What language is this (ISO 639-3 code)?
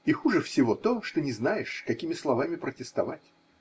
rus